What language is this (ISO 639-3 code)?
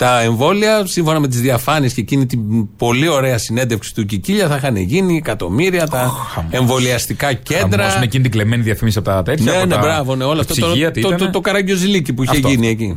ell